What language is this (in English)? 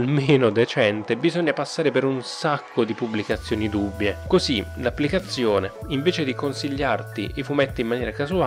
Italian